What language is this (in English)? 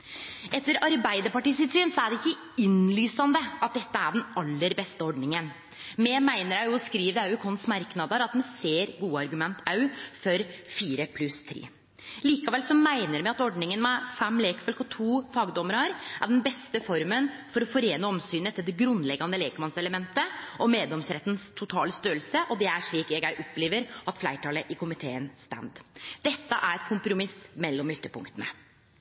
Norwegian Nynorsk